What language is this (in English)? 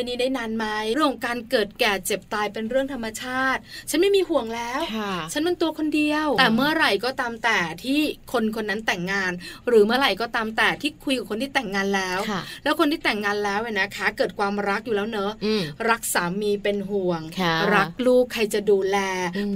Thai